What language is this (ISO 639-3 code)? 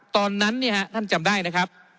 tha